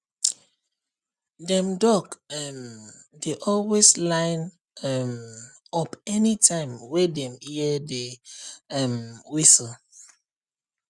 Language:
Nigerian Pidgin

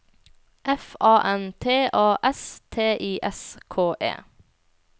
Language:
Norwegian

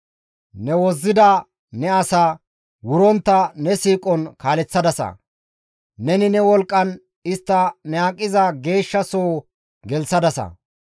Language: Gamo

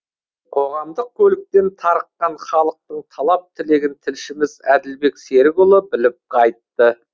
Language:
Kazakh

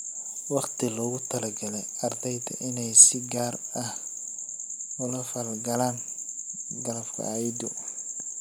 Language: Somali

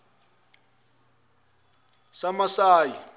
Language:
Zulu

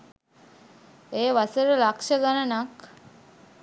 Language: Sinhala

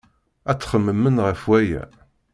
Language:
Kabyle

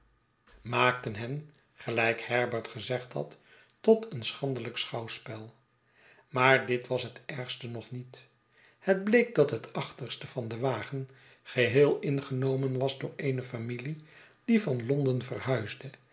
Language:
Dutch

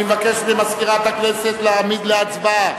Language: Hebrew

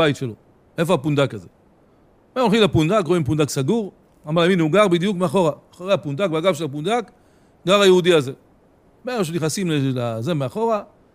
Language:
Hebrew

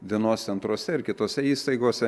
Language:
Lithuanian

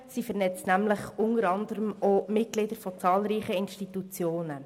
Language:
Swiss German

